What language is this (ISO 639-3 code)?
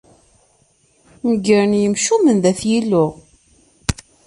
kab